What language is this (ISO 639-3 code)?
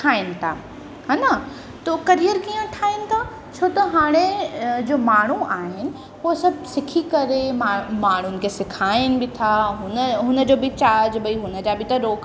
snd